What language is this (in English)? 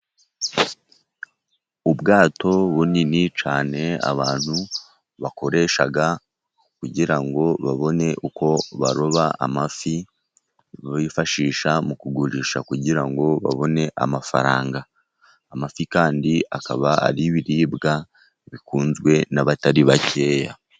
Kinyarwanda